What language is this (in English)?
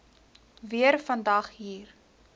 Afrikaans